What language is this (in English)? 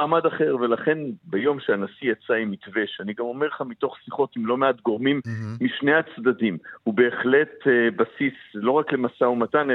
Hebrew